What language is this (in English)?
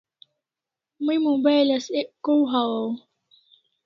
Kalasha